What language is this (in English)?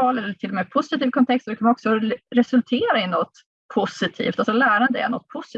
Swedish